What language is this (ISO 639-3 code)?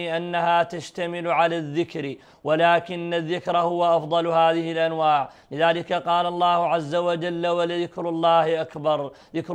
ara